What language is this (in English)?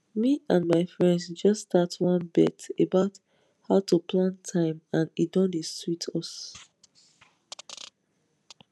Nigerian Pidgin